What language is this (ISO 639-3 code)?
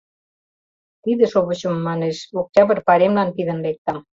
chm